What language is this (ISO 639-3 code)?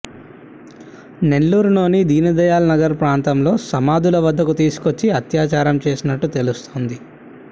tel